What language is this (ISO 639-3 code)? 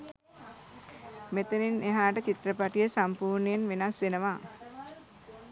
sin